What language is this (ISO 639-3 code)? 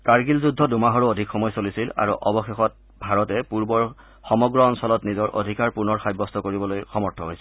asm